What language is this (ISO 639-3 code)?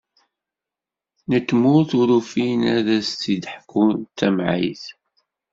kab